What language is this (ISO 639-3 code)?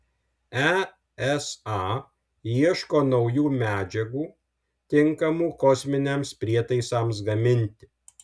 lit